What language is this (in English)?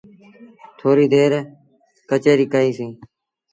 Sindhi Bhil